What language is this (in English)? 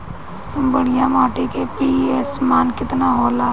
Bhojpuri